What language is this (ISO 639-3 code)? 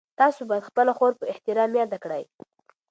pus